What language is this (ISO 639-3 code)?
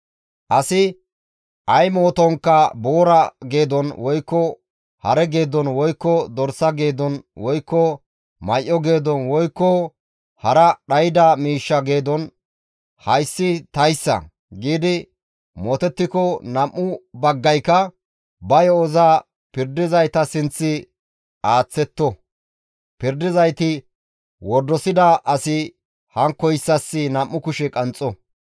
gmv